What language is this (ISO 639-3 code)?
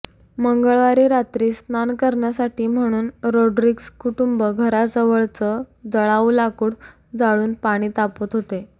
mar